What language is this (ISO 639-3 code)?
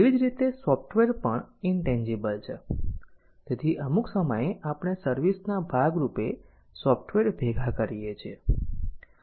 guj